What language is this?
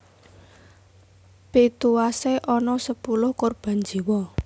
Javanese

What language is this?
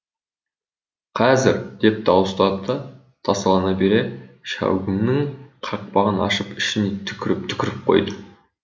Kazakh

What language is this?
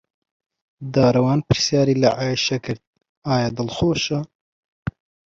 Central Kurdish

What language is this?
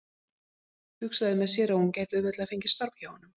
Icelandic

